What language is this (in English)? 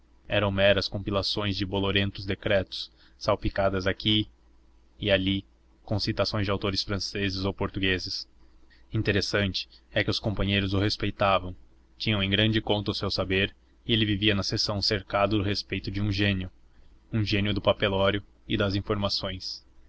Portuguese